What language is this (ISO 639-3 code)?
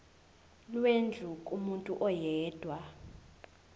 zul